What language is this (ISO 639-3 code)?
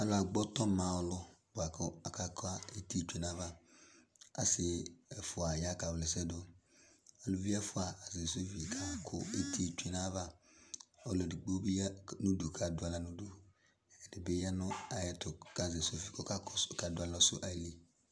kpo